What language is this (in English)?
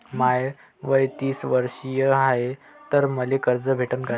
Marathi